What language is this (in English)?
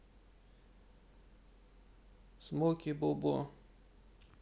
Russian